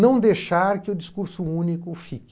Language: Portuguese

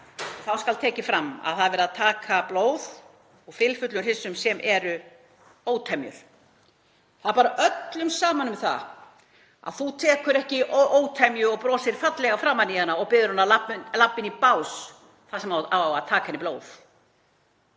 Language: Icelandic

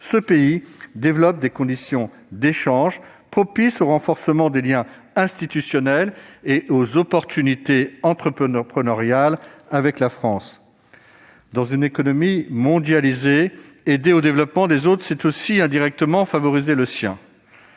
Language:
French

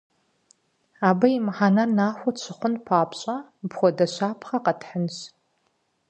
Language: Kabardian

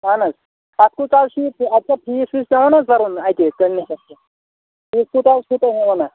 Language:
Kashmiri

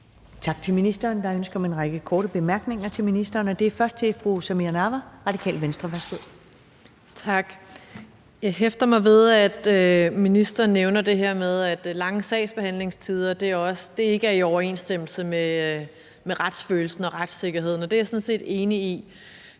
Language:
Danish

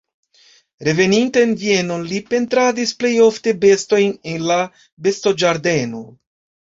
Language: Esperanto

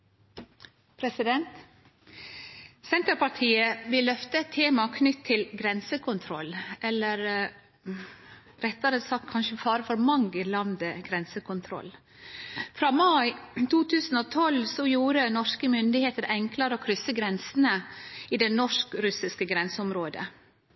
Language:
Norwegian Nynorsk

